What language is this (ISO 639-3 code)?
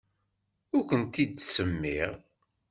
kab